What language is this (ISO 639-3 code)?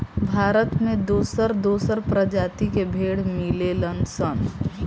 bho